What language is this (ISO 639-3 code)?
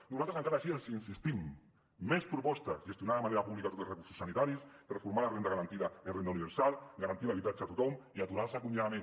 cat